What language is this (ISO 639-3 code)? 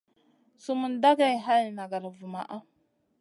mcn